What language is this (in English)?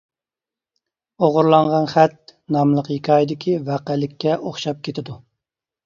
Uyghur